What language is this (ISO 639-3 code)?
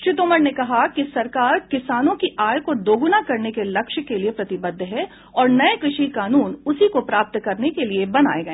hin